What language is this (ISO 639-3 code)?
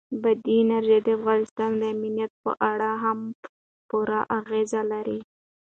pus